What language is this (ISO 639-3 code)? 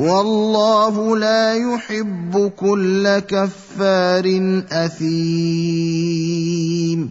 ara